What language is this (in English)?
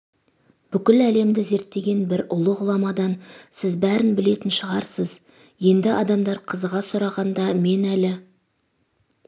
Kazakh